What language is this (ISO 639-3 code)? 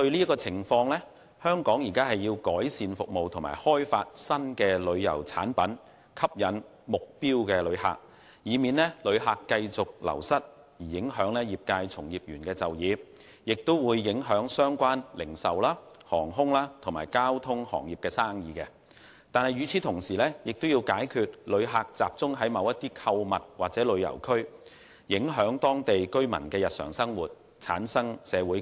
yue